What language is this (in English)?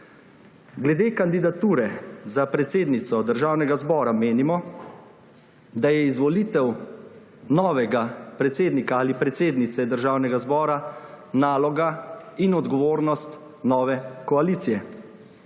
Slovenian